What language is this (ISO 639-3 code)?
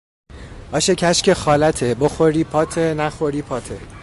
fas